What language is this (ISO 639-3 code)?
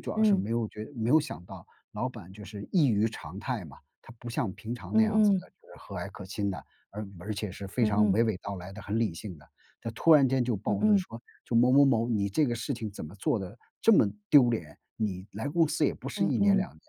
zho